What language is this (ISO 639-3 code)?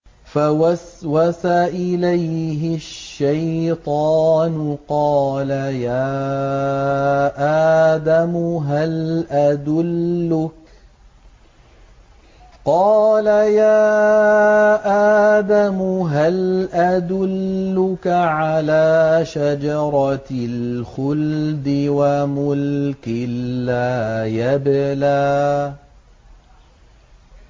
ara